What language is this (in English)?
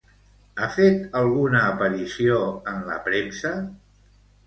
Catalan